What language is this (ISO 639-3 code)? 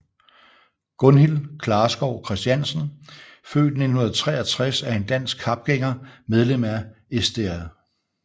dan